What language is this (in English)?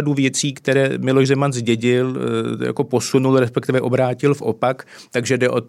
Czech